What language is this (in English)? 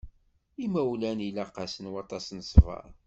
Kabyle